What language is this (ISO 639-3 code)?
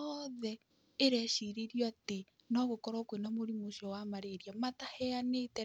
kik